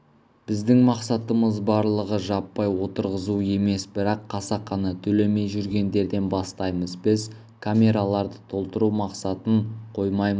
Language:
Kazakh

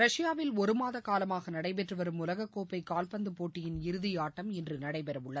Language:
Tamil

